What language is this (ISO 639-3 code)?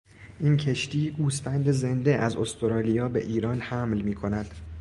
fas